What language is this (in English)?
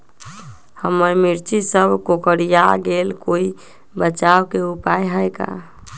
Magahi